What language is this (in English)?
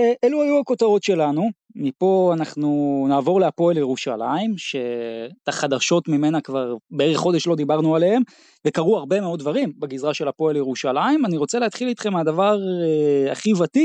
Hebrew